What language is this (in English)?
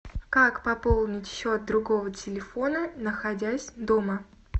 Russian